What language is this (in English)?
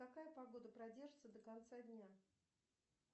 Russian